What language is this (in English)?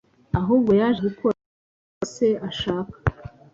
Kinyarwanda